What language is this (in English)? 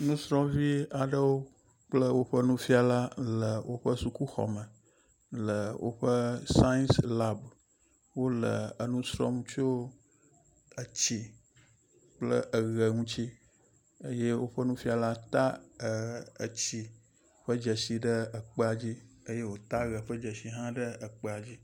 Ewe